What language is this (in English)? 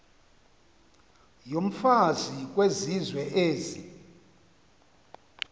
Xhosa